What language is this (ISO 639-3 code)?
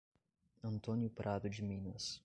por